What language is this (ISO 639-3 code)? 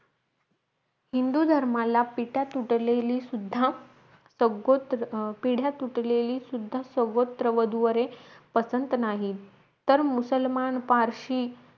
mar